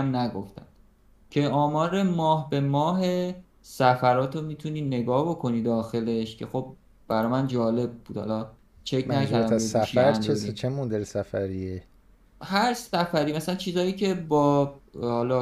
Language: Persian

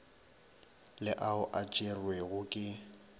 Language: Northern Sotho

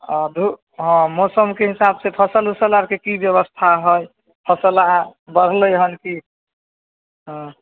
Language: Maithili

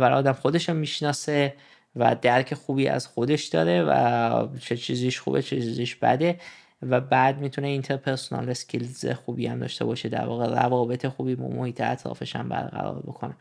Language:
Persian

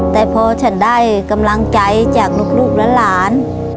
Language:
Thai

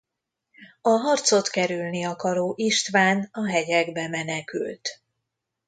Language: Hungarian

